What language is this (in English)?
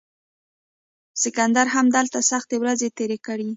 Pashto